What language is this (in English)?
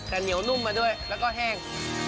Thai